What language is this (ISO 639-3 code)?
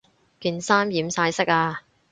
yue